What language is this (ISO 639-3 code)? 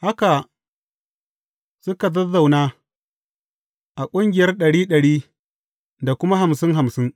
hau